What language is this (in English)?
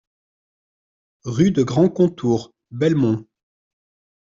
French